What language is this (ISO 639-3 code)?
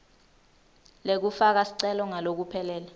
ssw